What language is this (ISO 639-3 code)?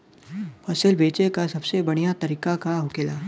bho